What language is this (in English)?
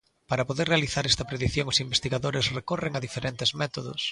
Galician